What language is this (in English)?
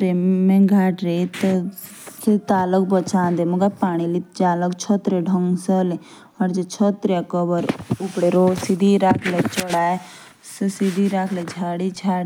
Jaunsari